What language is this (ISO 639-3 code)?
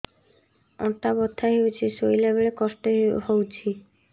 ori